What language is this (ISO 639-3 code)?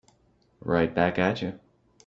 eng